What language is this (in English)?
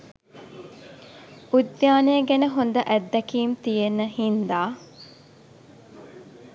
Sinhala